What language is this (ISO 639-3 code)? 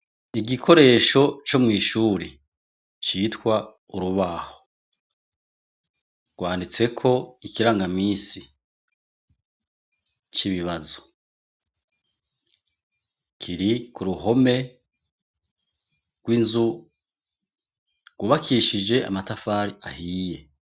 run